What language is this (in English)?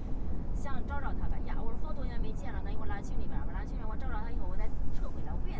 Chinese